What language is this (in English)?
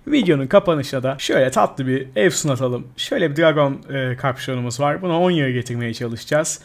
Turkish